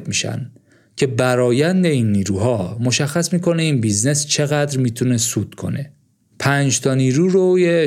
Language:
Persian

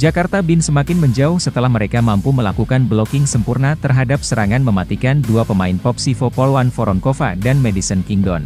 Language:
Indonesian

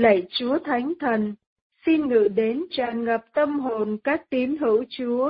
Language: Vietnamese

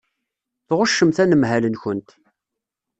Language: Kabyle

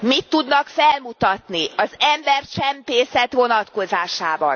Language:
Hungarian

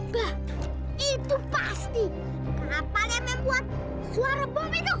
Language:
Indonesian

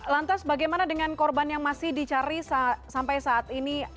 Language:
Indonesian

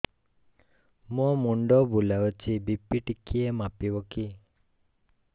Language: Odia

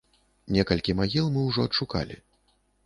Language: Belarusian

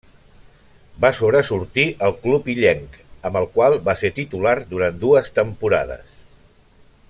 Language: Catalan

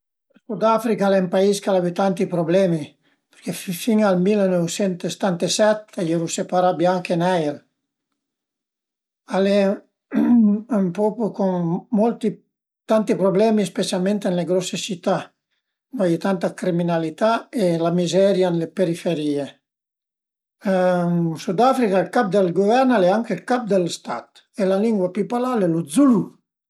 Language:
Piedmontese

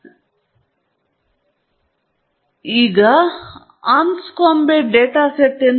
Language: Kannada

